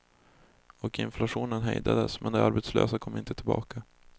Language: Swedish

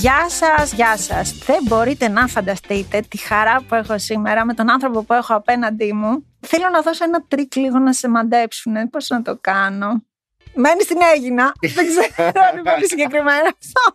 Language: Greek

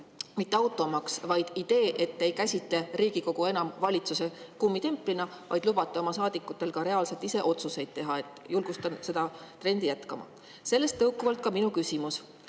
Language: Estonian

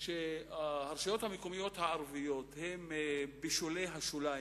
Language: Hebrew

